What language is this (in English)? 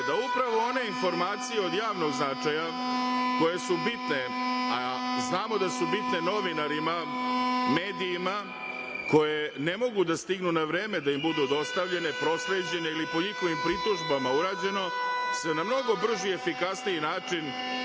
Serbian